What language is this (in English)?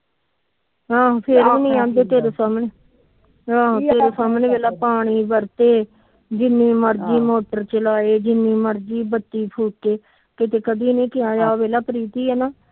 Punjabi